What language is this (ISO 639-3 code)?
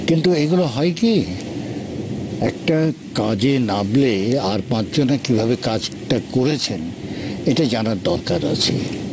ben